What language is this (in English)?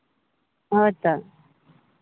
Santali